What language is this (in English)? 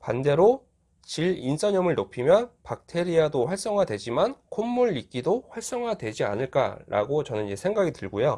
Korean